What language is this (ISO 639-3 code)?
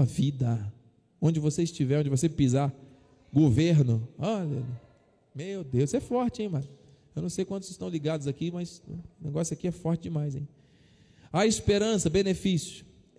por